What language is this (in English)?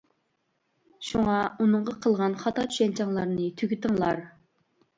Uyghur